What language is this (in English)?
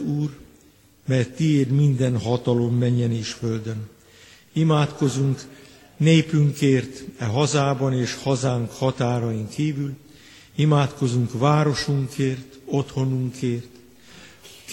Hungarian